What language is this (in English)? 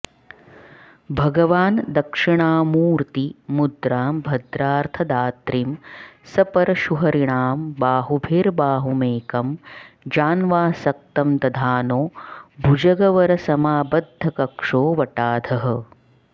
Sanskrit